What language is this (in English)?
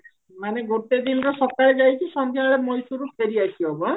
Odia